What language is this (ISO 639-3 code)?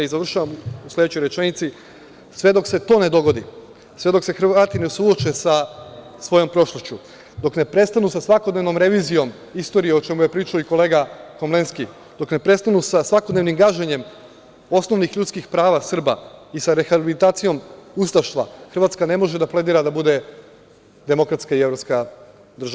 srp